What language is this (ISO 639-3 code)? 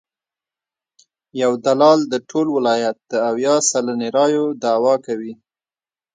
pus